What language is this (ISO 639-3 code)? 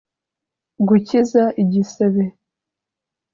kin